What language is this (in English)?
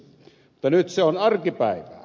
Finnish